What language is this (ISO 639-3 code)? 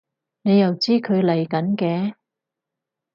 yue